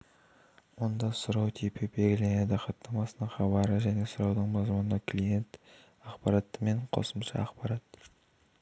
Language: Kazakh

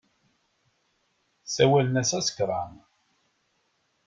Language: Kabyle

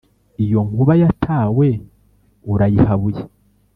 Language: Kinyarwanda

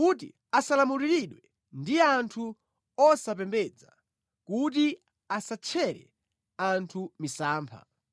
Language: Nyanja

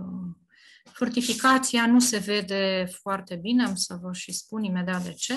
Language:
Romanian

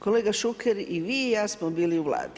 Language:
Croatian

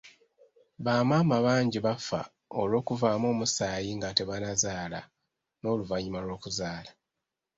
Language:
Ganda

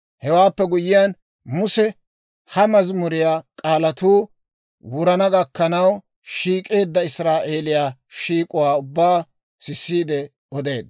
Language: Dawro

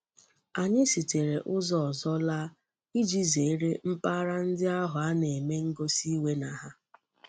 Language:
Igbo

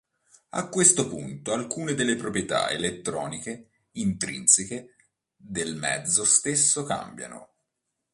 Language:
Italian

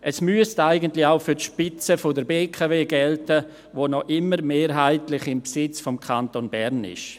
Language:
Swiss German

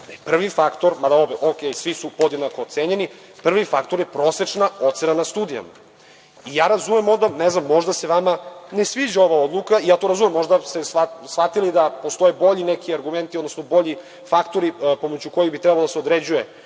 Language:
Serbian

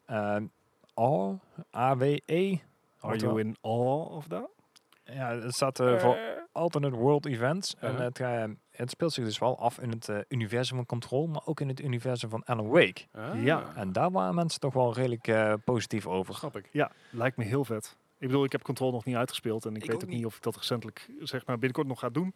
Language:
Dutch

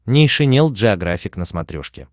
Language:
Russian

